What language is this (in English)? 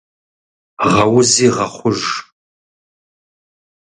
Kabardian